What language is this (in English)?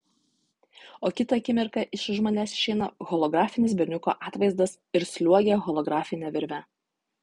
Lithuanian